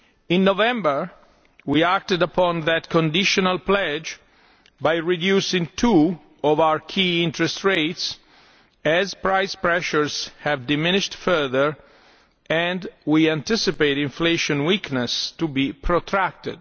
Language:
English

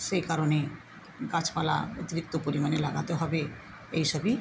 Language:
Bangla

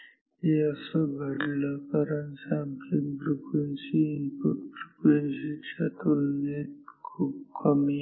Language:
Marathi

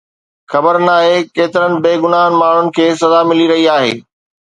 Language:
Sindhi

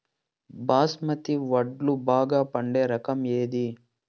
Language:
Telugu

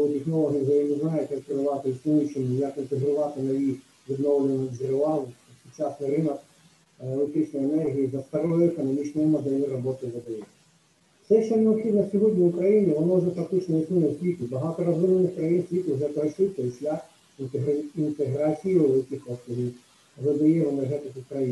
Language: Ukrainian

